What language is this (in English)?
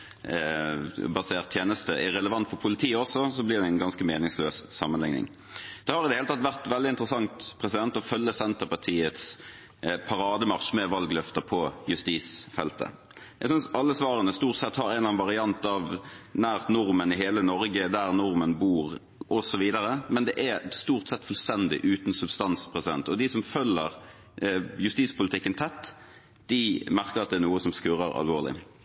Norwegian Bokmål